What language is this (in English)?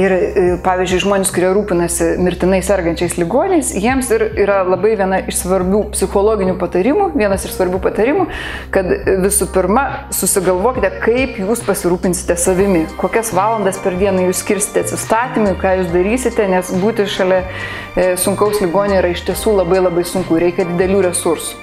Lithuanian